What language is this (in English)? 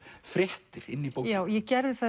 Icelandic